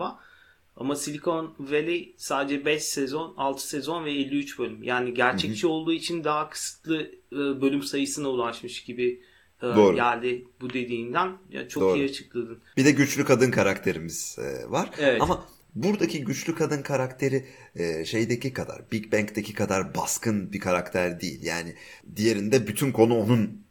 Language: Turkish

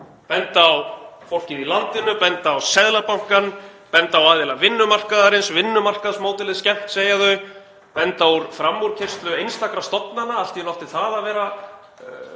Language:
Icelandic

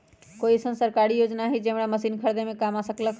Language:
Magahi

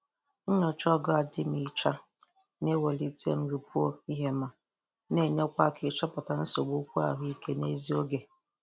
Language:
Igbo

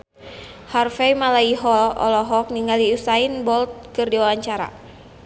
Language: Sundanese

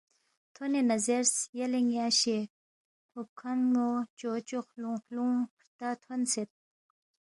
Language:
Balti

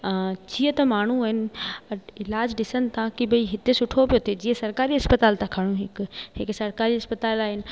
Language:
Sindhi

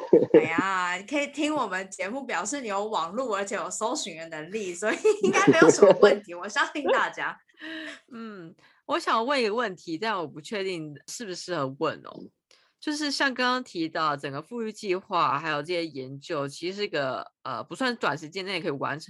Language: Chinese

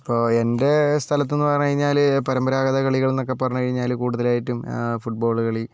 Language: Malayalam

